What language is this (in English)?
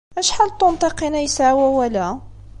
Kabyle